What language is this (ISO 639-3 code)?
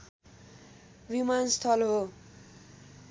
nep